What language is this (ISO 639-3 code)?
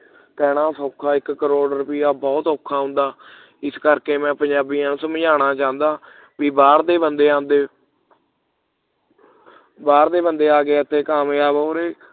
pan